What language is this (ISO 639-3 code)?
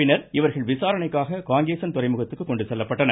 tam